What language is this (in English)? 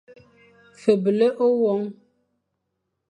Fang